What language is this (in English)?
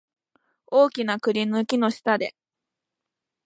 Japanese